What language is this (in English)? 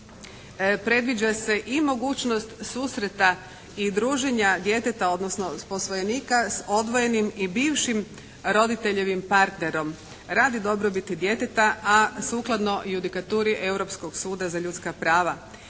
Croatian